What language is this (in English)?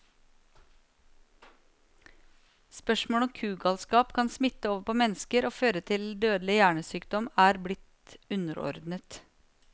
Norwegian